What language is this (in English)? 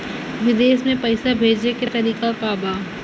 Bhojpuri